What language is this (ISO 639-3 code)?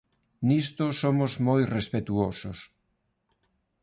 glg